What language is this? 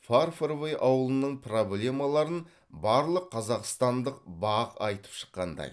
Kazakh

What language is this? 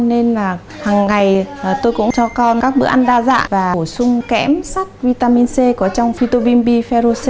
Vietnamese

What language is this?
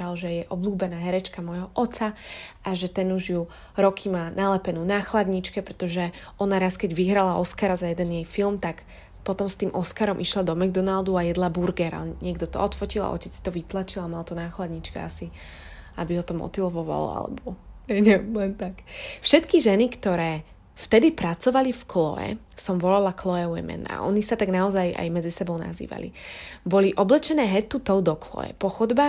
Slovak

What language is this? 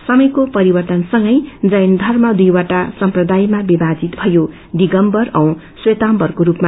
Nepali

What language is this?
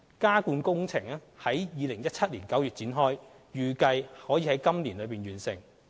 Cantonese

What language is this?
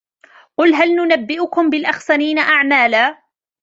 Arabic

